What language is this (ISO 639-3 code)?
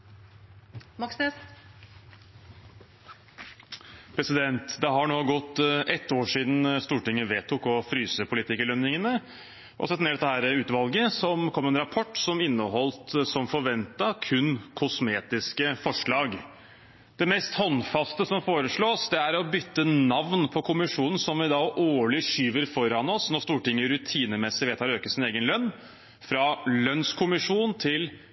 nob